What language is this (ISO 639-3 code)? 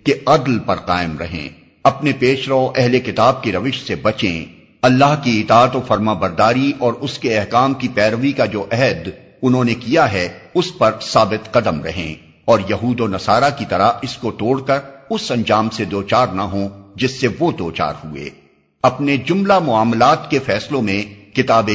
urd